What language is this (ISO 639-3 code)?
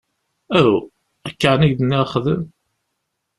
kab